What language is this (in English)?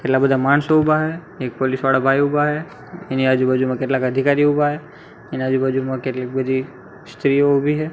Gujarati